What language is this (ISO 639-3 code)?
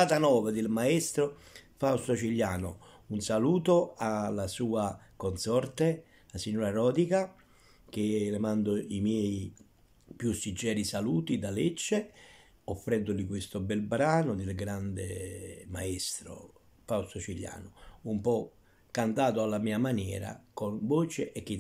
ita